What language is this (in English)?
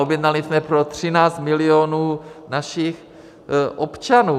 Czech